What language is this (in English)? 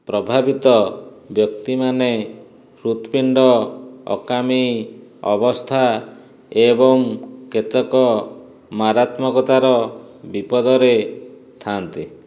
Odia